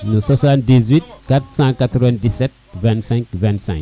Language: Serer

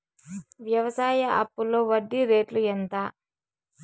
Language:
Telugu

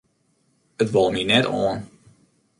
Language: Western Frisian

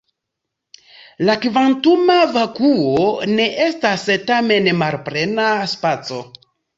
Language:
Esperanto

